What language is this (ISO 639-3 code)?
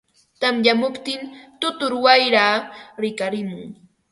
qva